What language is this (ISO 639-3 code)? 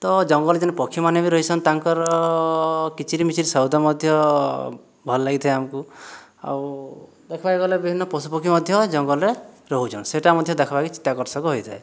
ori